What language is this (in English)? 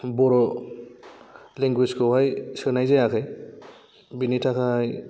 Bodo